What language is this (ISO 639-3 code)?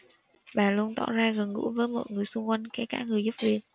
vie